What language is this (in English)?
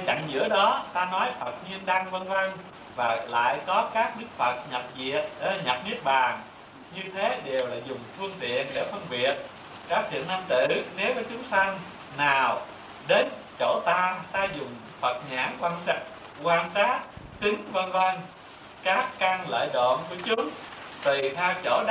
Vietnamese